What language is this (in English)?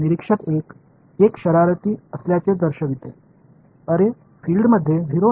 Marathi